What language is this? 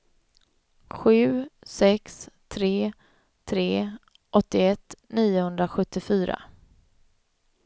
Swedish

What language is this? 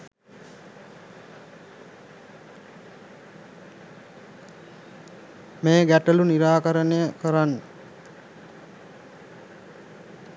Sinhala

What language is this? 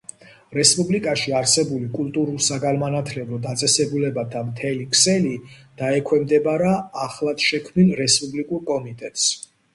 Georgian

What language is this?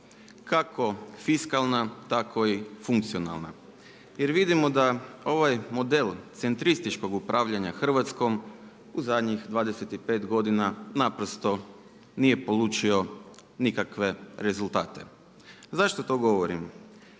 Croatian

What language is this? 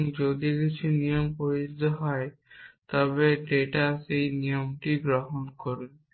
Bangla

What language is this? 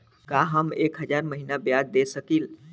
Bhojpuri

